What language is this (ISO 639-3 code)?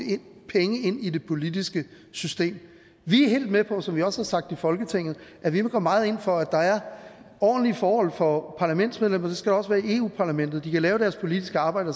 dan